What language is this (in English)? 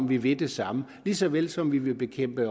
Danish